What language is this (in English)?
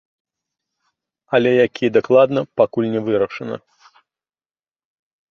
Belarusian